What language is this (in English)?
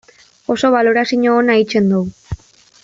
Basque